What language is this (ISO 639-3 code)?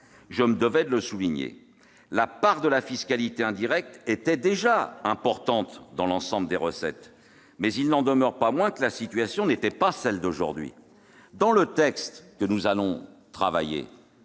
fra